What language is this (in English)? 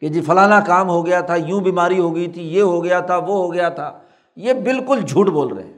Urdu